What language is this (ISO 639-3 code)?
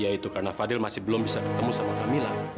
ind